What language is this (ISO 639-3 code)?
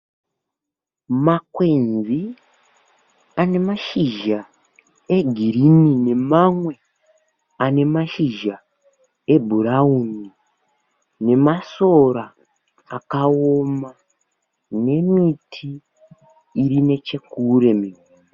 sna